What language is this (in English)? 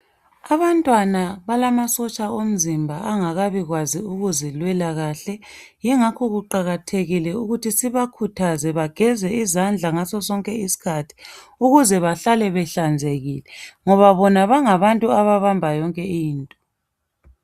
North Ndebele